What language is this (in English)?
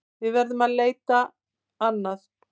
Icelandic